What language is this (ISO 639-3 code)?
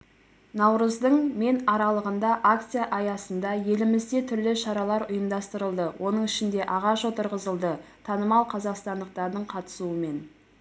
kaz